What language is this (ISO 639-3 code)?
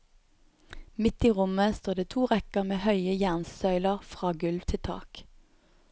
nor